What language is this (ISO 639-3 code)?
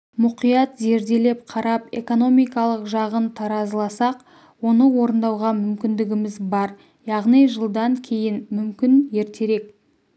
kaz